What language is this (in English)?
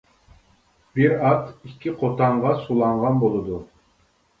Uyghur